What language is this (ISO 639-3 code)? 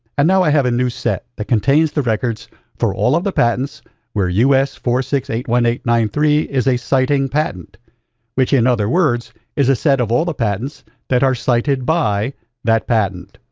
eng